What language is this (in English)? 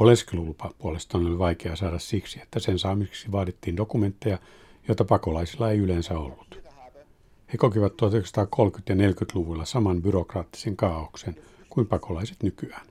Finnish